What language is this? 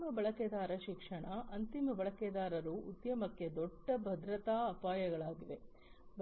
Kannada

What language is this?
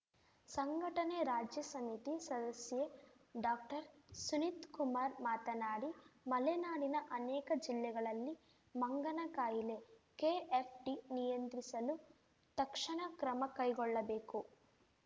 Kannada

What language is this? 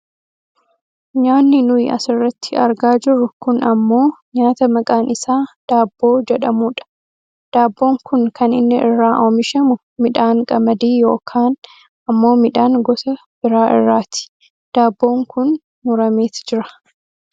Oromo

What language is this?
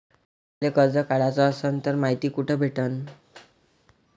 Marathi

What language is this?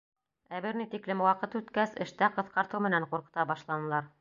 Bashkir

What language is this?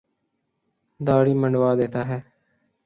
Urdu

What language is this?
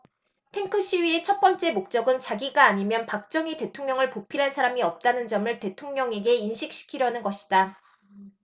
Korean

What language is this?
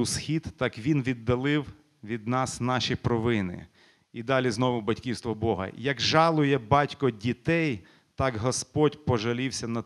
Ukrainian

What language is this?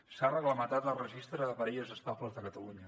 Catalan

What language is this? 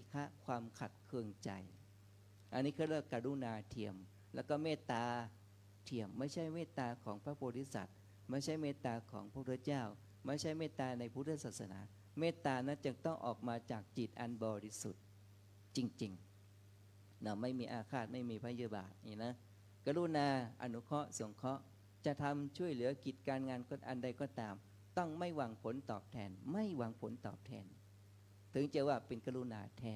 Thai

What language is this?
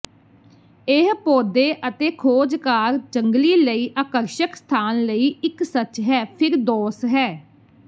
Punjabi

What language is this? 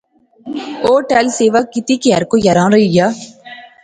Pahari-Potwari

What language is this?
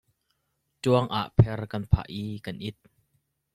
Hakha Chin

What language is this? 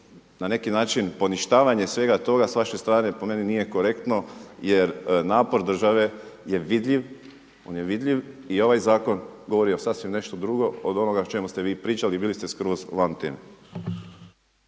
Croatian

